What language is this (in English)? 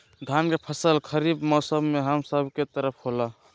Magahi